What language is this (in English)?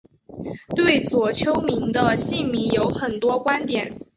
Chinese